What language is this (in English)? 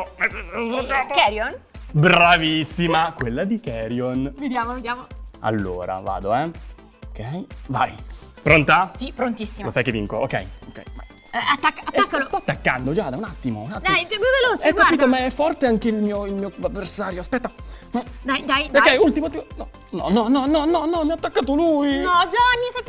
Italian